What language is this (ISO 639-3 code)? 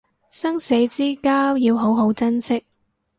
yue